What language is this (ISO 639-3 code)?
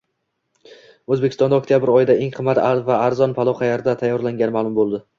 uzb